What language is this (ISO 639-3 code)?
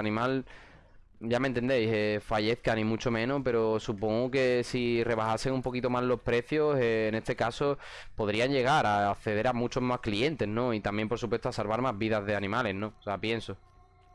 spa